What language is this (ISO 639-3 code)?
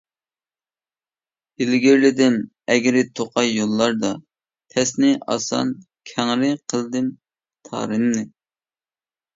uig